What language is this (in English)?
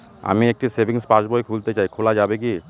Bangla